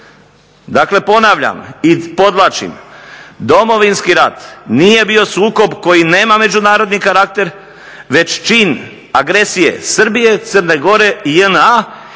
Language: Croatian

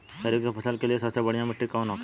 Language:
Bhojpuri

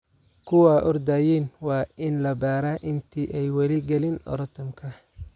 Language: Somali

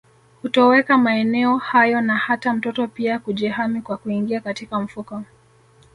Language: Swahili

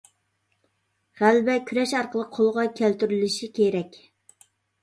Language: Uyghur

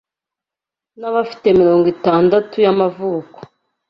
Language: Kinyarwanda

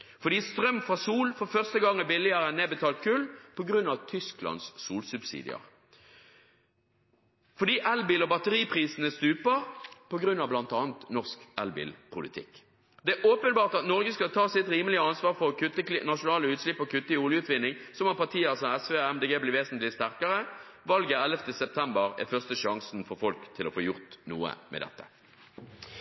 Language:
Norwegian Bokmål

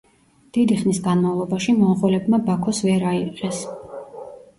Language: Georgian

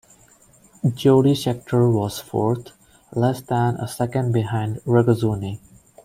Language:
English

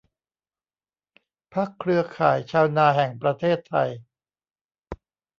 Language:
Thai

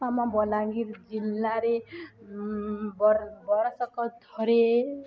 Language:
Odia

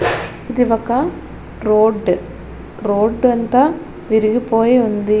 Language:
Telugu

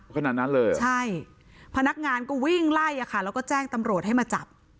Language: Thai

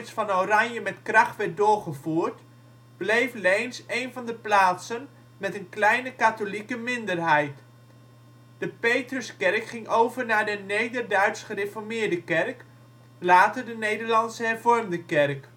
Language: Dutch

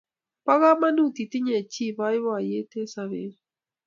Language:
Kalenjin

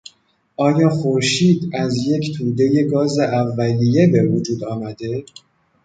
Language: Persian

